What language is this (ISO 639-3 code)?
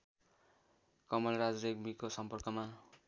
nep